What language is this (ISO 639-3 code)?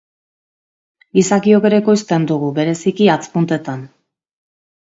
eus